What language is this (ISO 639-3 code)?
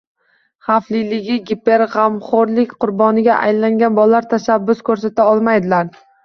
uzb